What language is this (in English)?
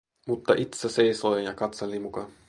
Finnish